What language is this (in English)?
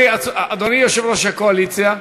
Hebrew